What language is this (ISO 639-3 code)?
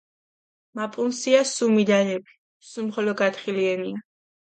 xmf